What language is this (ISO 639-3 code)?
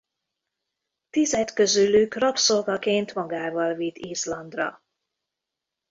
hun